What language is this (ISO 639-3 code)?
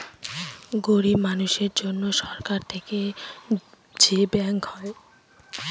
ben